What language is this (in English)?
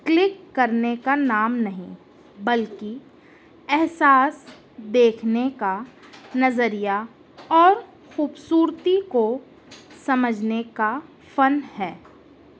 Urdu